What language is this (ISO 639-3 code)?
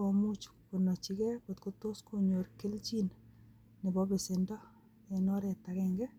kln